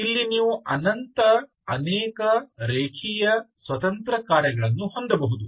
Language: Kannada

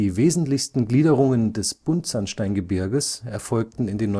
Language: German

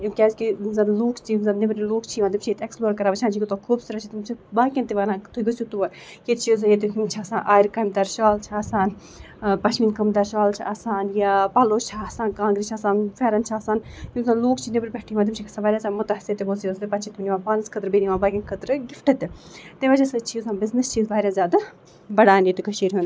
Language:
Kashmiri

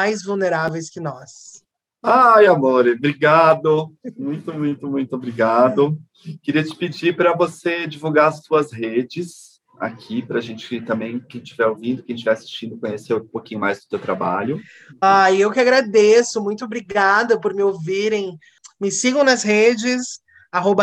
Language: Portuguese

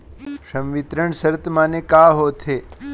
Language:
Chhattisgarhi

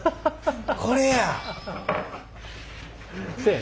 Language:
Japanese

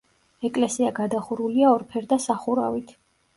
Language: Georgian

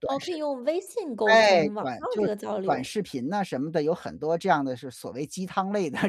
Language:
Chinese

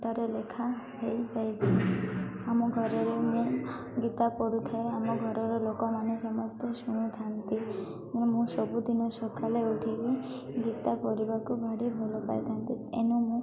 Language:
Odia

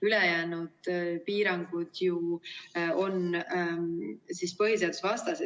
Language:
Estonian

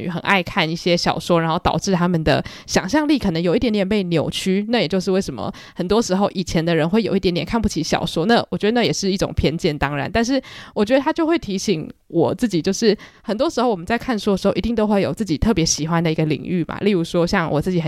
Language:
Chinese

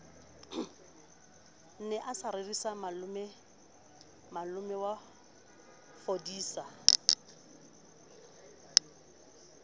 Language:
Southern Sotho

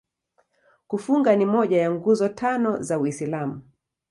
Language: Swahili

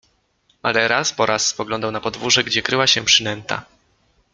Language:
Polish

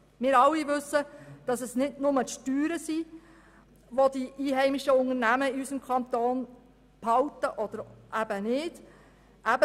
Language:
Swiss German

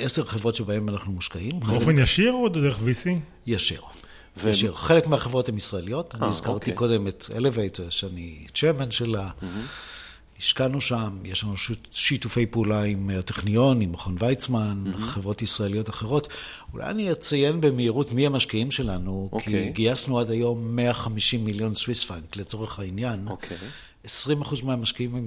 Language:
Hebrew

